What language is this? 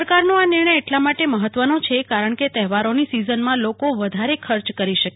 Gujarati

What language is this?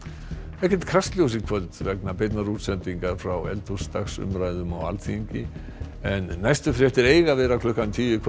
Icelandic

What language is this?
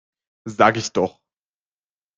German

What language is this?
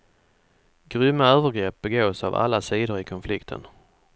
Swedish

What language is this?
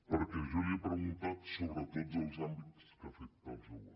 Catalan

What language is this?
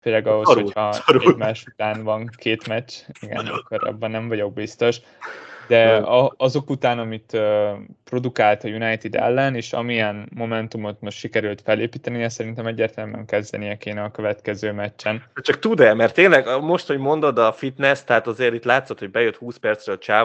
Hungarian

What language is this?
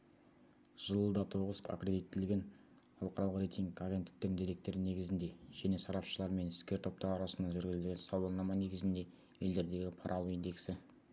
Kazakh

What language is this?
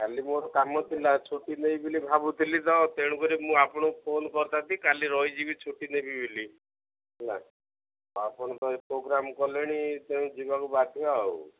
Odia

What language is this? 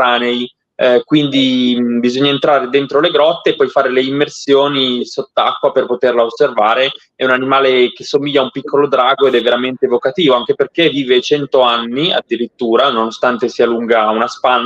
Italian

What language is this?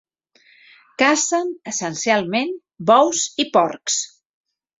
Catalan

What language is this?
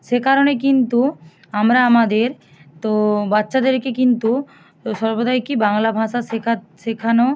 Bangla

